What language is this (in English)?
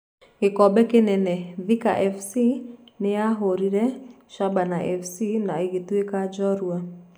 Kikuyu